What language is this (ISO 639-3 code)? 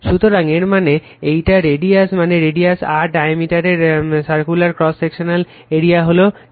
ben